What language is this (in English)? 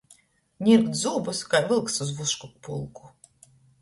Latgalian